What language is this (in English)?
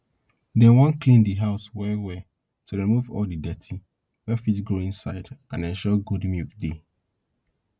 Nigerian Pidgin